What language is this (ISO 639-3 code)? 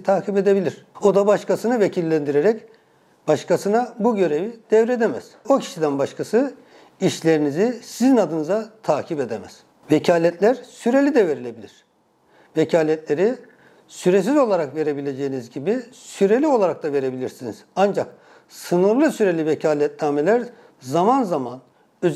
tur